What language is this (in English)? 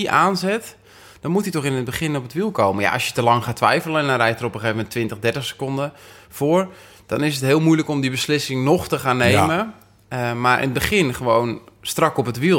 Dutch